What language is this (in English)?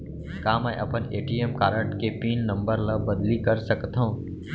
Chhattisgarhi